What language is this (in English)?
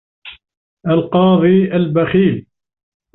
Arabic